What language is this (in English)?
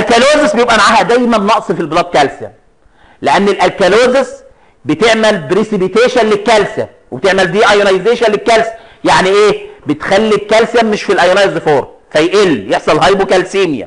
Arabic